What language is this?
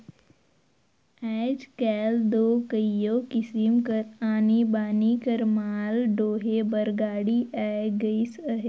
Chhattisgarhi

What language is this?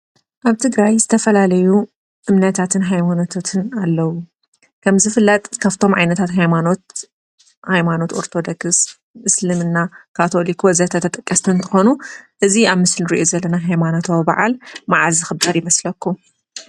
Tigrinya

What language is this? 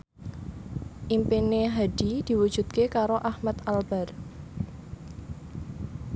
Javanese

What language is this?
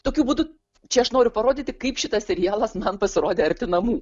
Lithuanian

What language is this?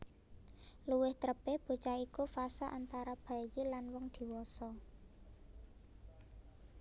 Javanese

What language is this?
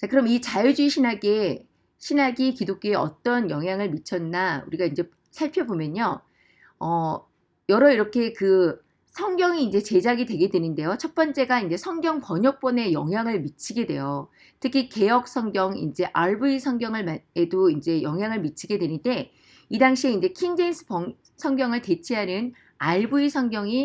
Korean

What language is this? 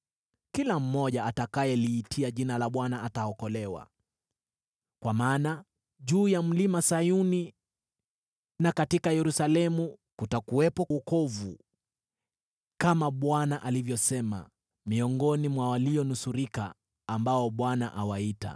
Swahili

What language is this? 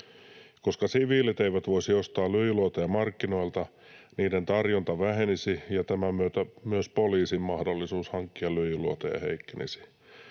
Finnish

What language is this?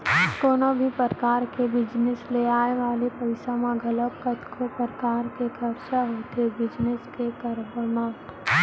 Chhattisgarhi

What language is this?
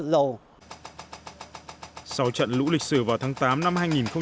Vietnamese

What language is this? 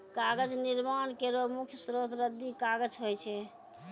Maithili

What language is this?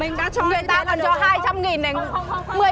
Vietnamese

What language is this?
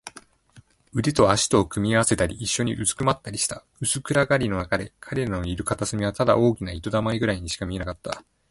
Japanese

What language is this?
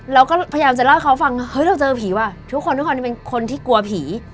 Thai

